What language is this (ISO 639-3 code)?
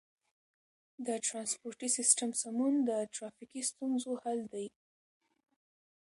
pus